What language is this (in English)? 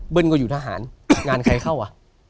Thai